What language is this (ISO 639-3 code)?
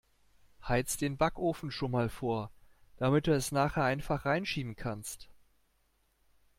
deu